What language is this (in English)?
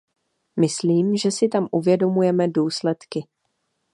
Czech